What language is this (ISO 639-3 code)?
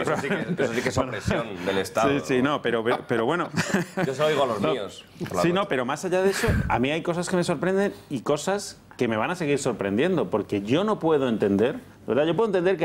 spa